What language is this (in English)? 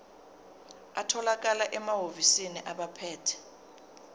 Zulu